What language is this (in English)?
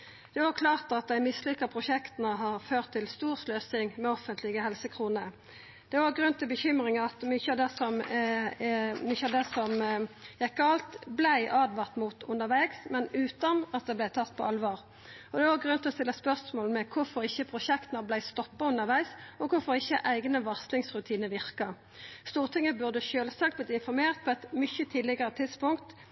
Norwegian Nynorsk